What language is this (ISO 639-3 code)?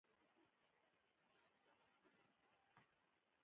pus